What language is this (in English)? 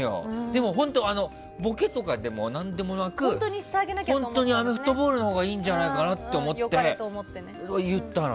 Japanese